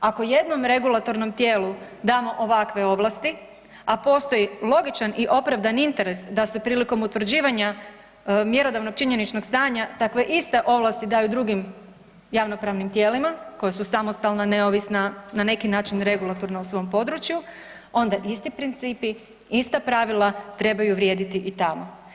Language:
Croatian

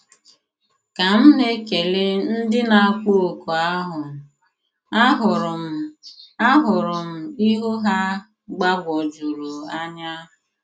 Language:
Igbo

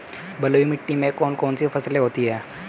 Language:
Hindi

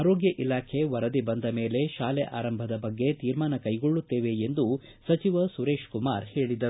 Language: Kannada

